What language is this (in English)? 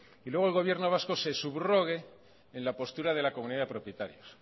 Spanish